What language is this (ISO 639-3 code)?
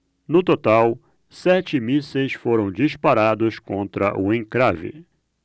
por